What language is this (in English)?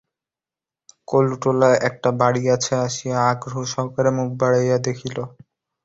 Bangla